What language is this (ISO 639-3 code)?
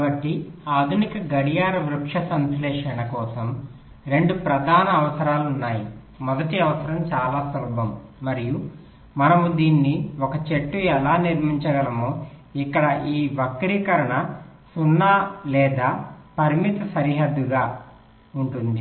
tel